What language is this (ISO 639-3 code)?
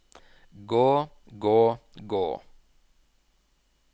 nor